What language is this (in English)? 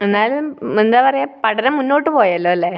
Malayalam